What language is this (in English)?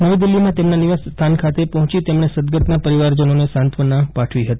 Gujarati